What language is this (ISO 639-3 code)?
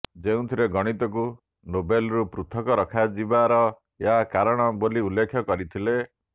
ori